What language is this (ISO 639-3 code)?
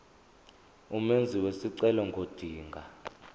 zul